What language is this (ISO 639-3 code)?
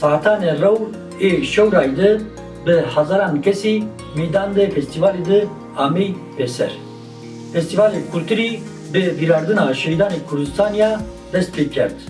tur